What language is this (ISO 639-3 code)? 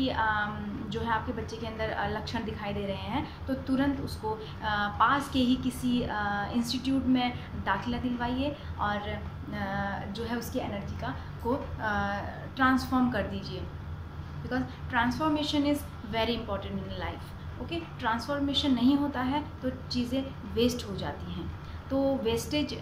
hin